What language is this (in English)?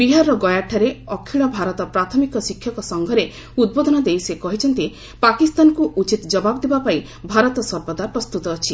Odia